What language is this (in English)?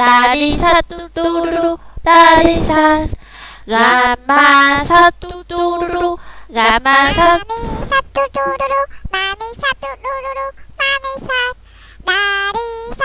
English